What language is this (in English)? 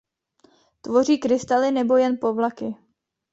Czech